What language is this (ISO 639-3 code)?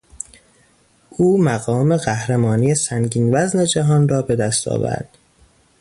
fas